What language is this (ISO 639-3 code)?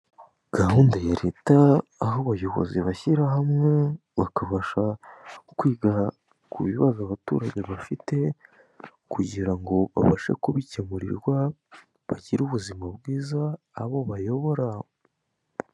kin